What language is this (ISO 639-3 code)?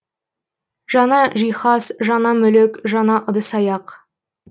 kaz